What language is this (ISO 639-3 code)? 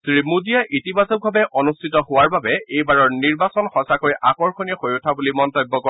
asm